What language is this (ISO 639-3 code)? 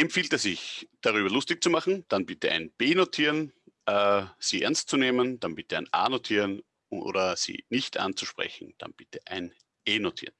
deu